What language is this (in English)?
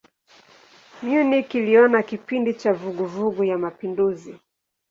Swahili